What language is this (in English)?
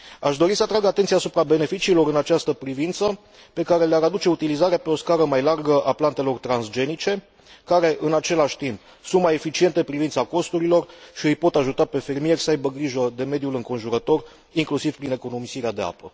Romanian